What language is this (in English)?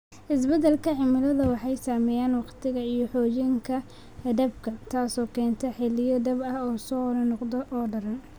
Somali